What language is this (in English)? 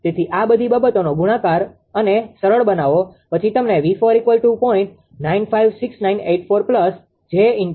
Gujarati